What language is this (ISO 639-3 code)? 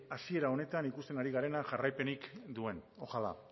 eus